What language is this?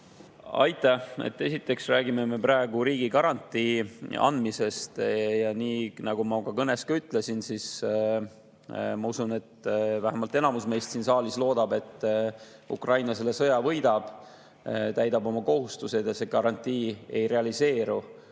Estonian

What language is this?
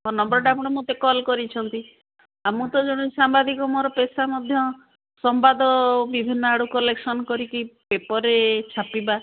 Odia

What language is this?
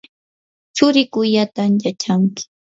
Yanahuanca Pasco Quechua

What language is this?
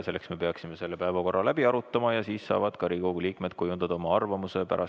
Estonian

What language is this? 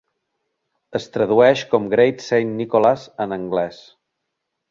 Catalan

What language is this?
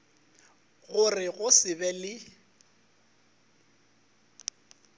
Northern Sotho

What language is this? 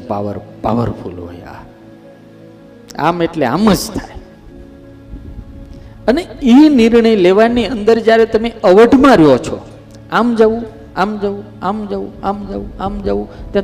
Gujarati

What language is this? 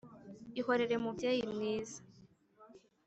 Kinyarwanda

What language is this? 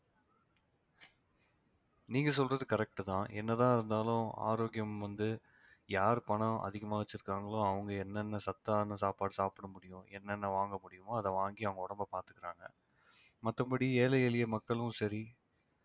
Tamil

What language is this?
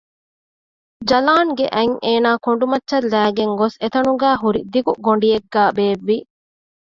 Divehi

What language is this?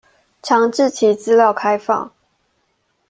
Chinese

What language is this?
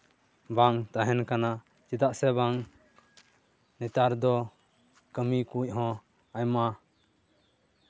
Santali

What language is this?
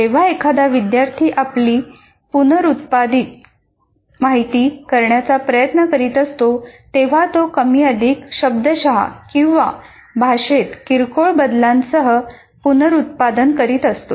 Marathi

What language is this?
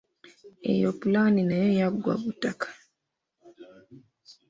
Ganda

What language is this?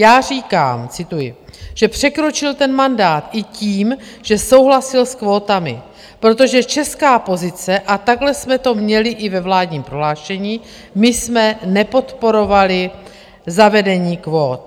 Czech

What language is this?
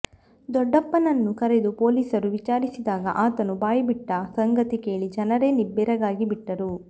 Kannada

